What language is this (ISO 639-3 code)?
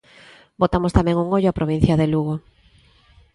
glg